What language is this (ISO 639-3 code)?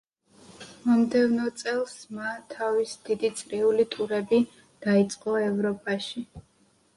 kat